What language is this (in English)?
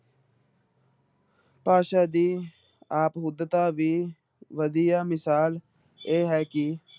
Punjabi